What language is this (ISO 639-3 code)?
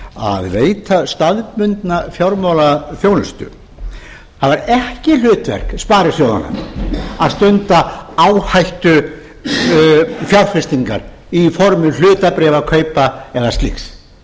isl